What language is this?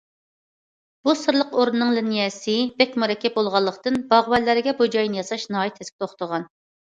Uyghur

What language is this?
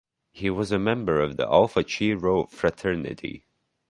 English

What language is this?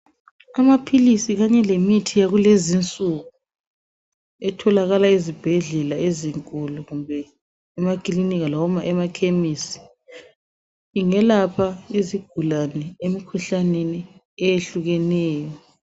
North Ndebele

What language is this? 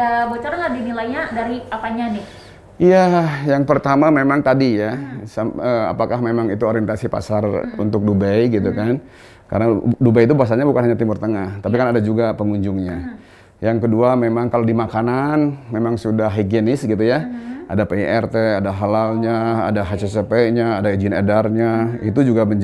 Indonesian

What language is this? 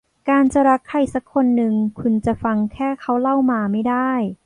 Thai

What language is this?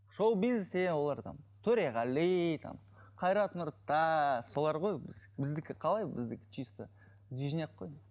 Kazakh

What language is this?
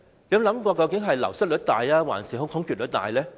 Cantonese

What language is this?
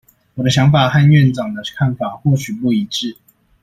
Chinese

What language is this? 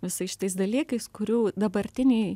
Lithuanian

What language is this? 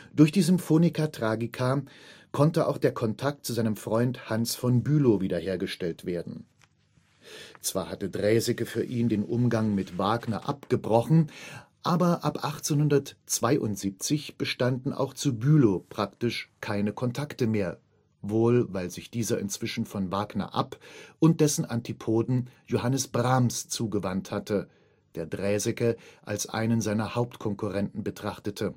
German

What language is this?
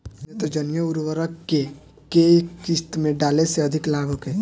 Bhojpuri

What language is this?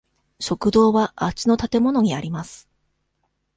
Japanese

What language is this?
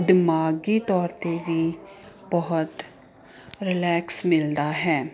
Punjabi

